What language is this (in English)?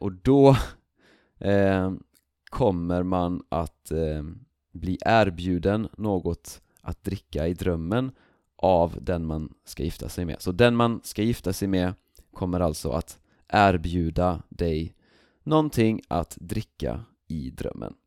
Swedish